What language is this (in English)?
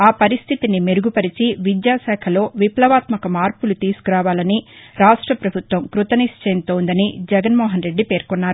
Telugu